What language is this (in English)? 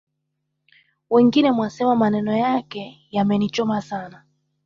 Swahili